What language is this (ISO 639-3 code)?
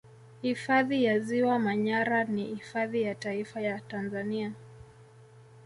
swa